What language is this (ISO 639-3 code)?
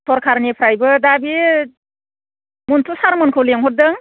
brx